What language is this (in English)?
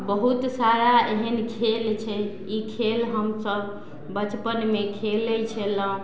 Maithili